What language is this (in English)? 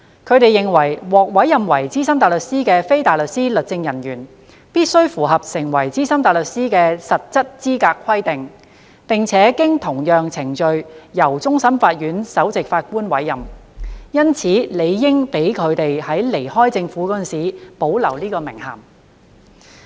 Cantonese